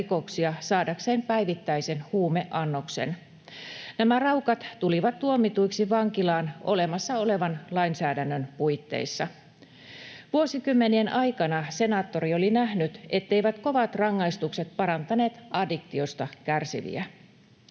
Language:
Finnish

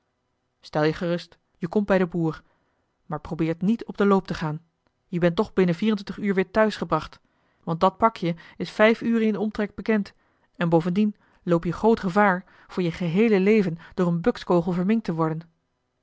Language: Dutch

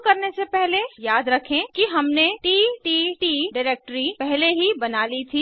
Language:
Hindi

